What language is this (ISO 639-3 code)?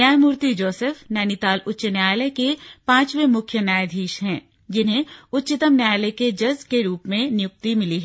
hin